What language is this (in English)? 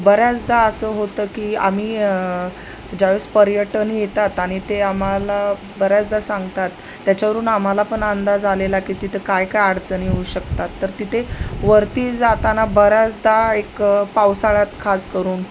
Marathi